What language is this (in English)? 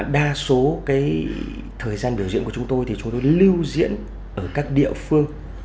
Vietnamese